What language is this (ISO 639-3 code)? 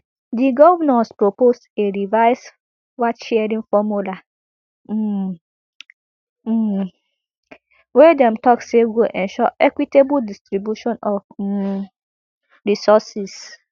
pcm